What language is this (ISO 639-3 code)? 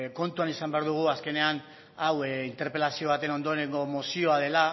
eus